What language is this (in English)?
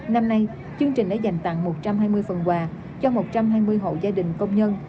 Vietnamese